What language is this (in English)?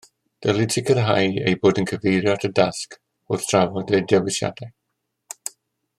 Welsh